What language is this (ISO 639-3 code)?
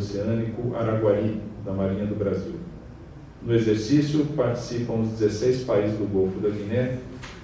por